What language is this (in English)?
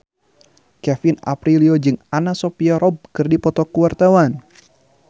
Sundanese